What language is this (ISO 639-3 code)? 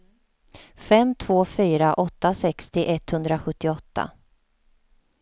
swe